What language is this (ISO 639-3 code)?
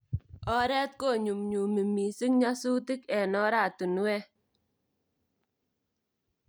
kln